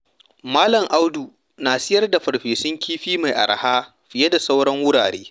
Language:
Hausa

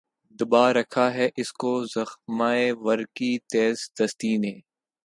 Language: Urdu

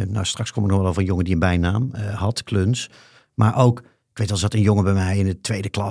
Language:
Dutch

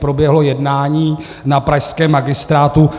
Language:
Czech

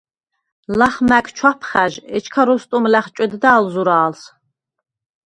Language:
Svan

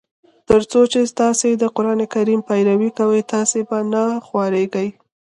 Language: Pashto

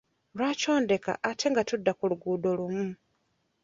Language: Ganda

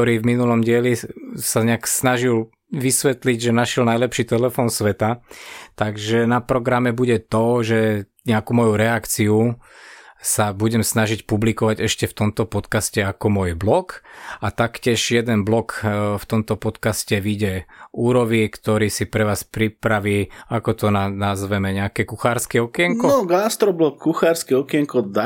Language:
Slovak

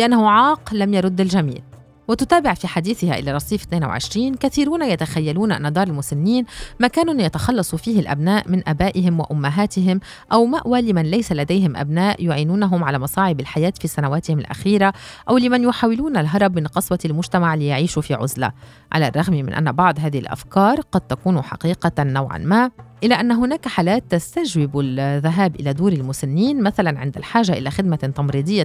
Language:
Arabic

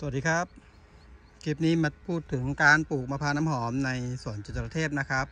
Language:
Thai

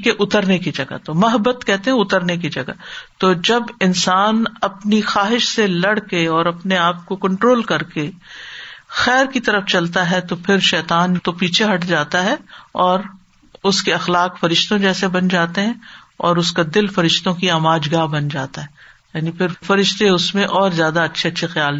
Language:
Urdu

